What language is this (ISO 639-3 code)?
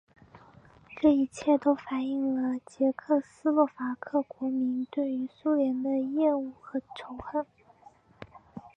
zho